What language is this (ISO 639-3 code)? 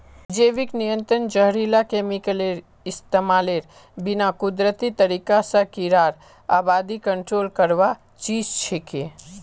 mag